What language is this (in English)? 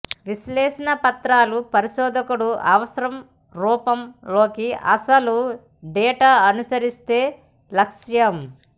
Telugu